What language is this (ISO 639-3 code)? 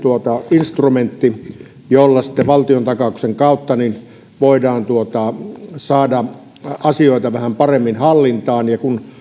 fin